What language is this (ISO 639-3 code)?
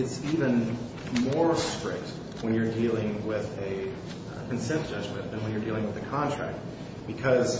eng